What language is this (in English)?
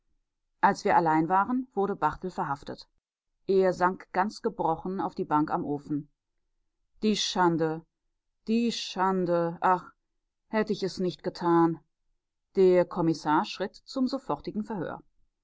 German